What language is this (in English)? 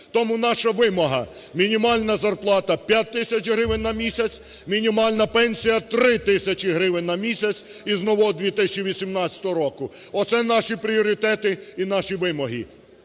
Ukrainian